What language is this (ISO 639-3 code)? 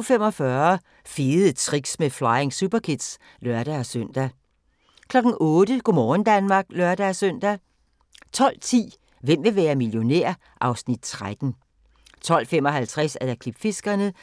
dan